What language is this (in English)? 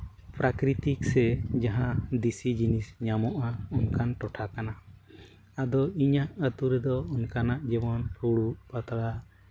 Santali